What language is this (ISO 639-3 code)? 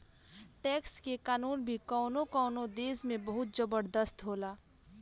bho